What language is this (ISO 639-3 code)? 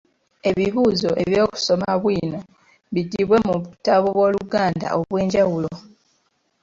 lug